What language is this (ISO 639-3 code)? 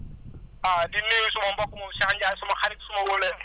wol